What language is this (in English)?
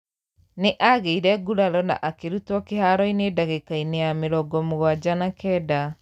Kikuyu